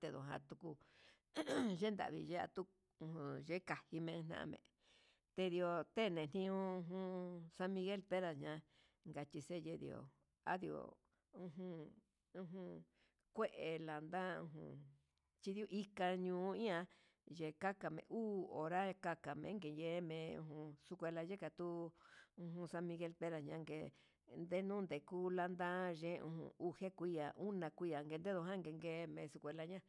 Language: Huitepec Mixtec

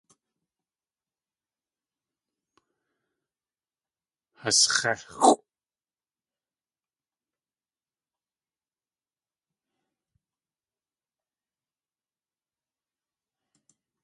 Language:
Tlingit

